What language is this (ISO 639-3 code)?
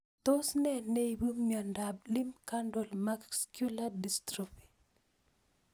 kln